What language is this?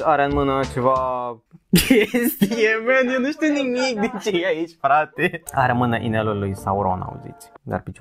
Romanian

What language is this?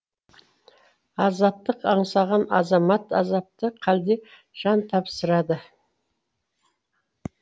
Kazakh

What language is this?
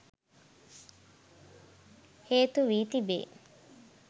Sinhala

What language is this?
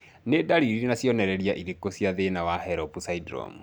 Kikuyu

